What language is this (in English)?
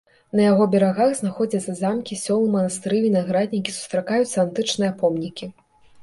Belarusian